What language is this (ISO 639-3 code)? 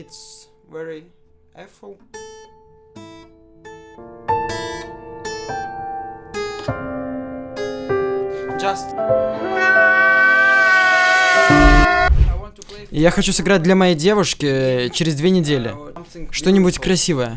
rus